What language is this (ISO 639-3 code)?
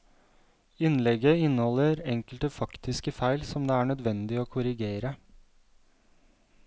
nor